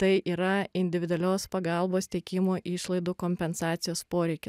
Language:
Lithuanian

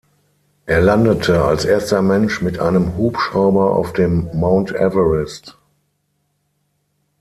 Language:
German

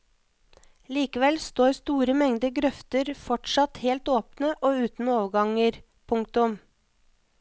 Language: Norwegian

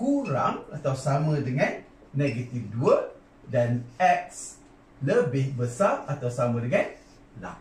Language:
Malay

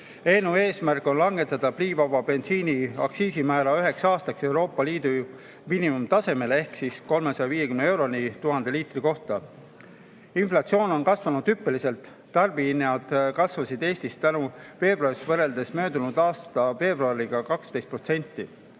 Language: Estonian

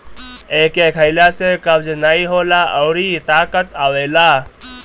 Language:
Bhojpuri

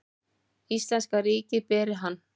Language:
Icelandic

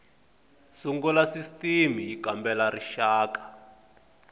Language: Tsonga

